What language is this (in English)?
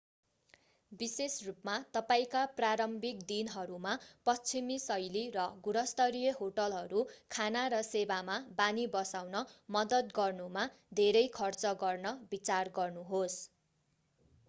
Nepali